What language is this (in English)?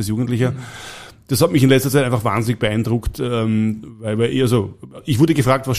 German